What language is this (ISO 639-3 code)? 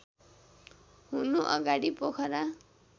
nep